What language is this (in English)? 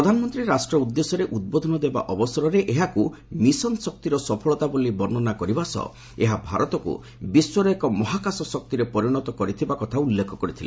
Odia